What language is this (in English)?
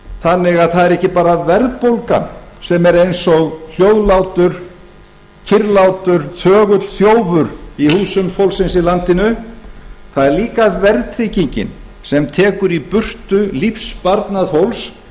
Icelandic